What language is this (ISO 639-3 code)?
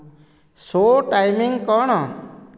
ori